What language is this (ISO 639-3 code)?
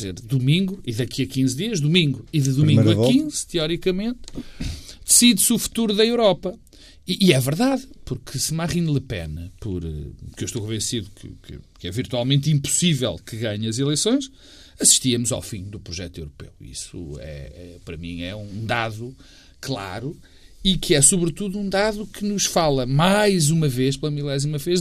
por